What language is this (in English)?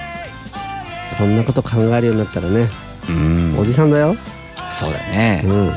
Japanese